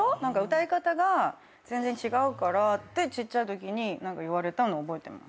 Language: Japanese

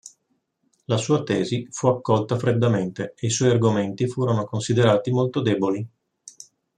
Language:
Italian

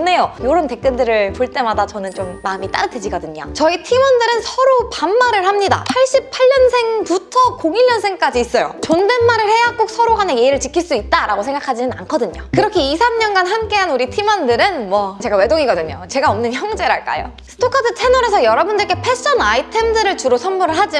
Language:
Korean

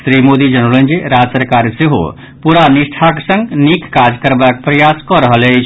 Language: Maithili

